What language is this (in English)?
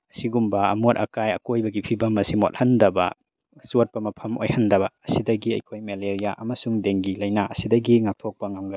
Manipuri